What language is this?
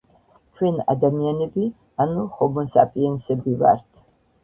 Georgian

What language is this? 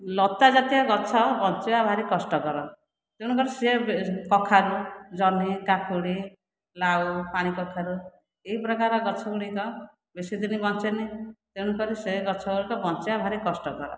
Odia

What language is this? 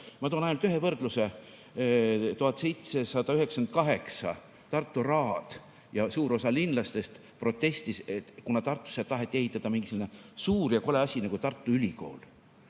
Estonian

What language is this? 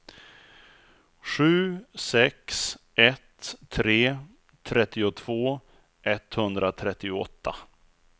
Swedish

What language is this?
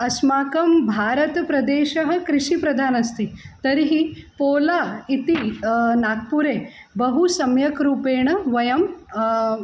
Sanskrit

